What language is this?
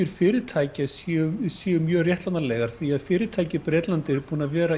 Icelandic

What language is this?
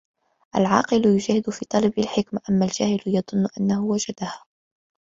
Arabic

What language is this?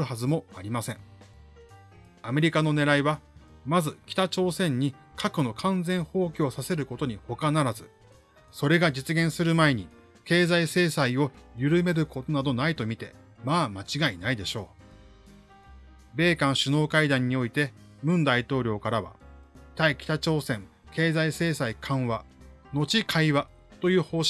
Japanese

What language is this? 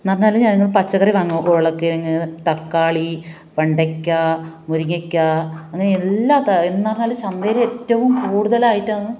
Malayalam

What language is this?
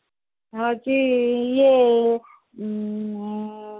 Odia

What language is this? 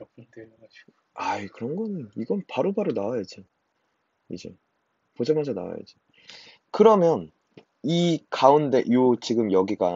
Korean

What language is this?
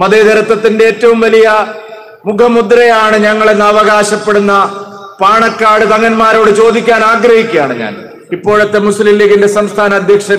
Hindi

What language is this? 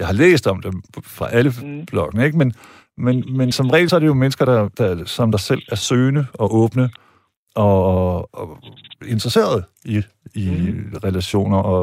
Danish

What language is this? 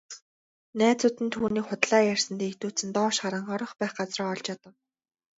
Mongolian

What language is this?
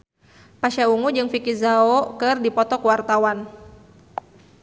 Sundanese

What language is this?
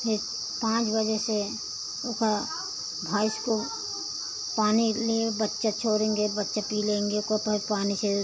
Hindi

